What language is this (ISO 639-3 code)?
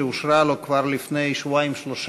heb